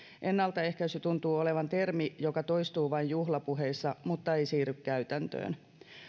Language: Finnish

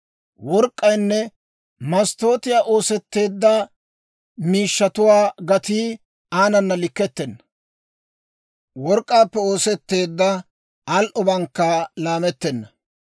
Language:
Dawro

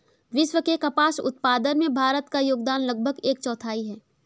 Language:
Hindi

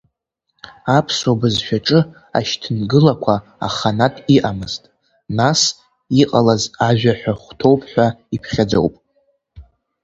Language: Abkhazian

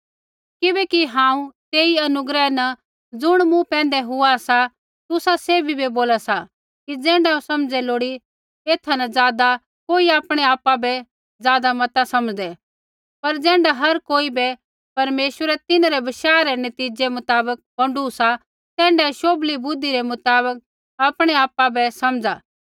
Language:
Kullu Pahari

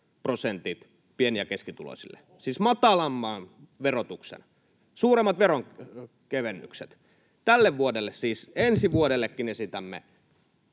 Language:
Finnish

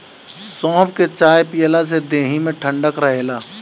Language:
Bhojpuri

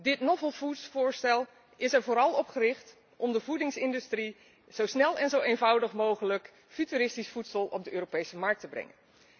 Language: Dutch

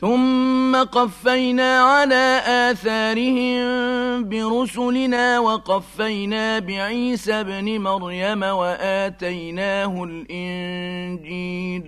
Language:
Arabic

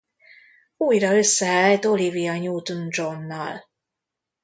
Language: Hungarian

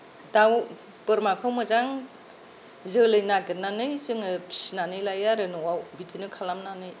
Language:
Bodo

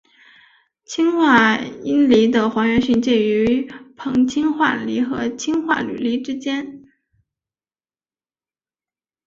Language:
Chinese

